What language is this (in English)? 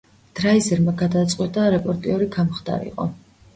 Georgian